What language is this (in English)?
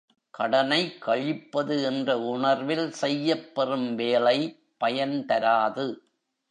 Tamil